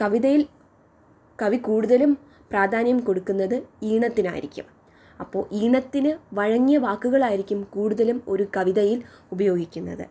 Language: Malayalam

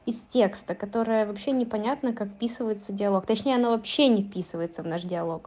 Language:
Russian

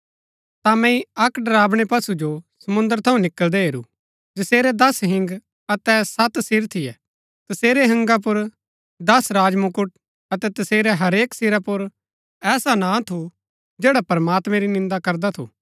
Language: Gaddi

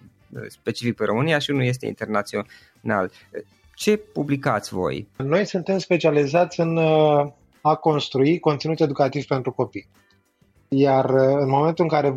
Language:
Romanian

